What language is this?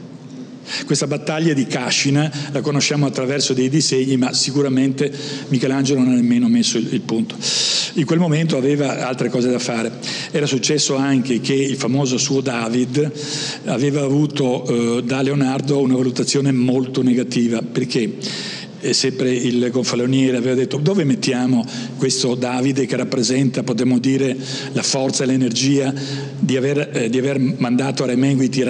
Italian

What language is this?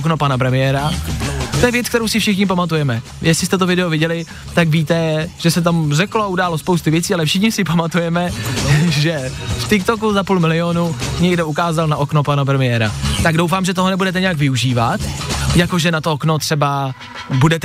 Czech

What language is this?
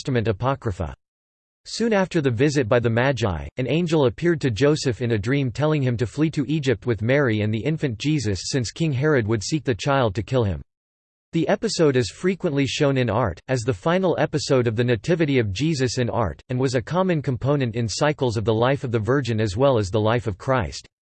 English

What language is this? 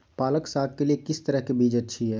Magahi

